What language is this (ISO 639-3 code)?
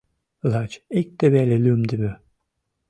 chm